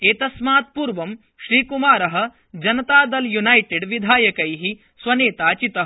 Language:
Sanskrit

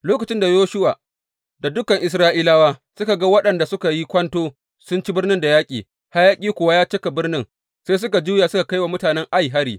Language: Hausa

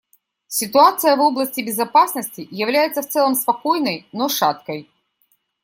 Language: Russian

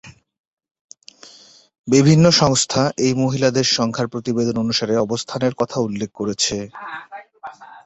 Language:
Bangla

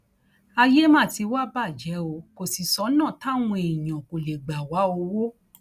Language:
Yoruba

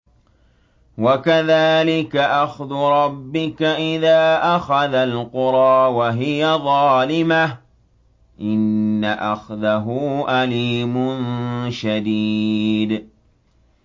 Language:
Arabic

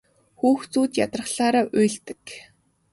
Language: Mongolian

